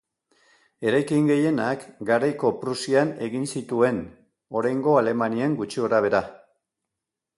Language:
Basque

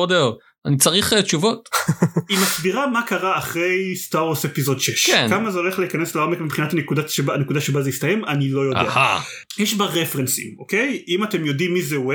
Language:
Hebrew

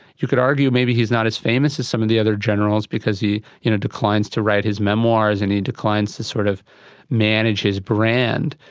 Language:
English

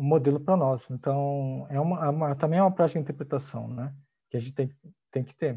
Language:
Portuguese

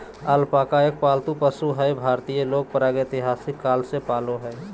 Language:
Magahi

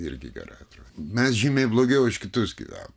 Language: Lithuanian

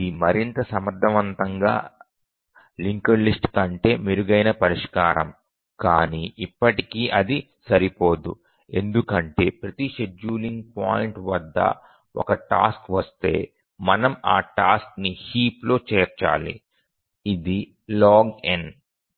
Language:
Telugu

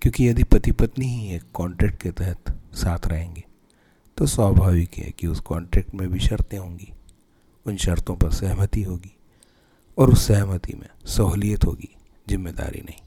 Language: Hindi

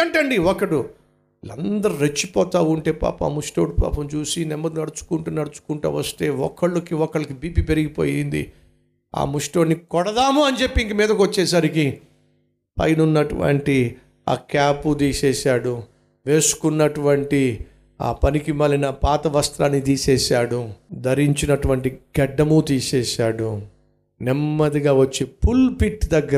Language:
Telugu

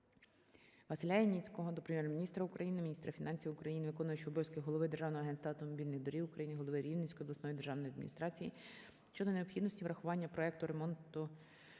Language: Ukrainian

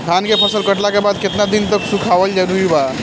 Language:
Bhojpuri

